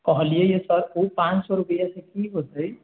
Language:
Maithili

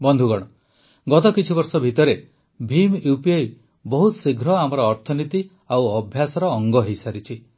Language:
Odia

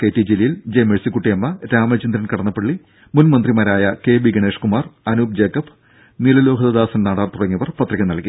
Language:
Malayalam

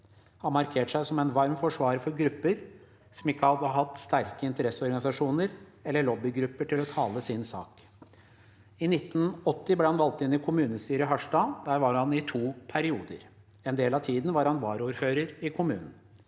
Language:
Norwegian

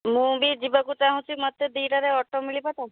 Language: Odia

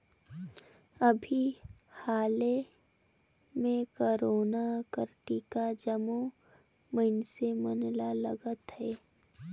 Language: Chhattisgarhi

